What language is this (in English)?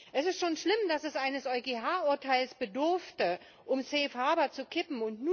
German